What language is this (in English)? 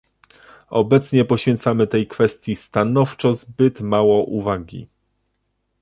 Polish